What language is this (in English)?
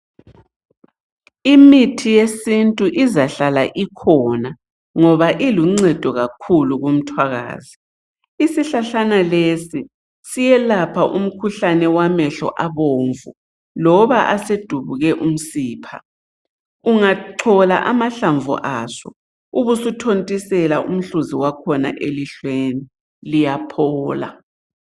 North Ndebele